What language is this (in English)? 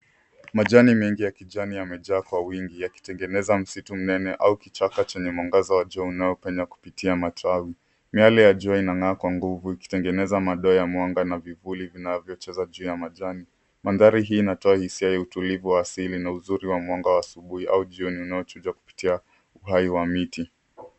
Swahili